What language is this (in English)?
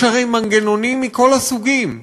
Hebrew